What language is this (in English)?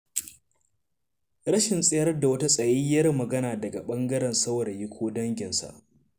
Hausa